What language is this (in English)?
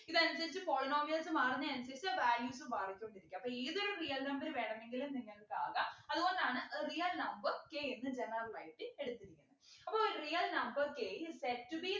Malayalam